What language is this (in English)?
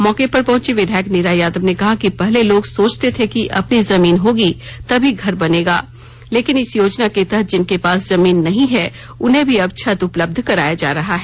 Hindi